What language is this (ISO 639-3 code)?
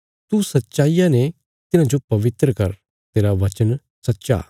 kfs